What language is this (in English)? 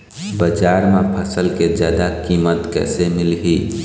Chhattisgarhi